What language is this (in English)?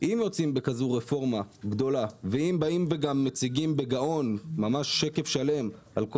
Hebrew